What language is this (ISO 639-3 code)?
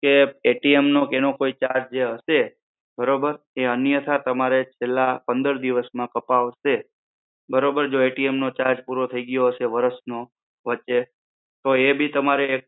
guj